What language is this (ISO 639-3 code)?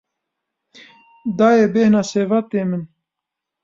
kur